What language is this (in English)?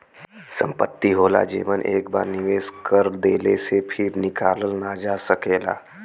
Bhojpuri